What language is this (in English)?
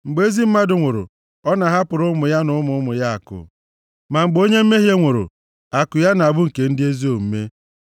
Igbo